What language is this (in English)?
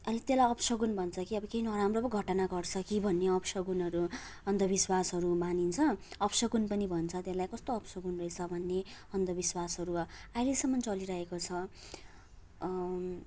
Nepali